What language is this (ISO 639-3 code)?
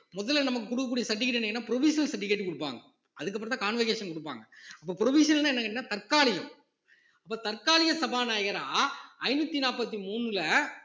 tam